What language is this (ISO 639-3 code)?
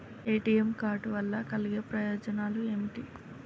tel